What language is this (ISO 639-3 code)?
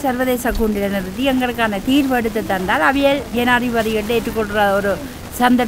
kor